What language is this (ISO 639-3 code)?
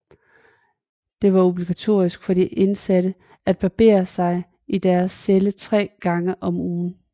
dan